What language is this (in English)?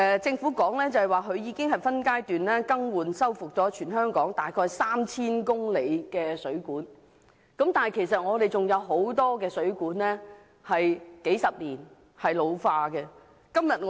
Cantonese